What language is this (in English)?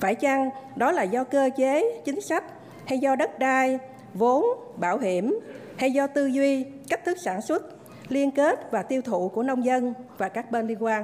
Vietnamese